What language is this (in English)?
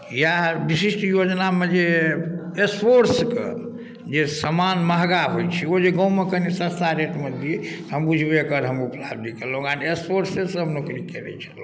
Maithili